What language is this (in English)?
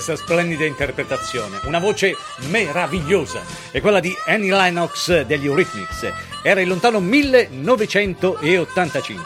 Italian